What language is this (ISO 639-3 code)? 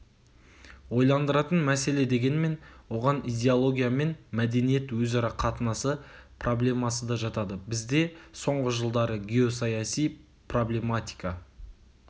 kaz